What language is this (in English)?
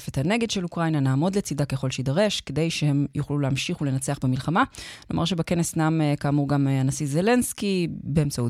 Hebrew